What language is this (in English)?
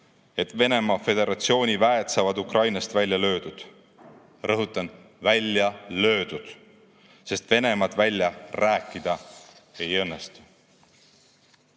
Estonian